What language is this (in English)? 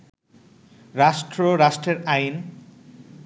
Bangla